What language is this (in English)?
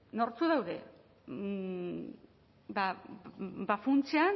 Basque